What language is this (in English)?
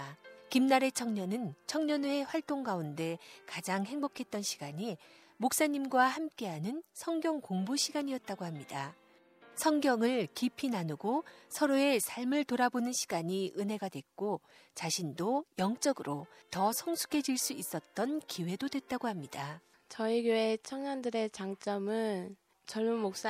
Korean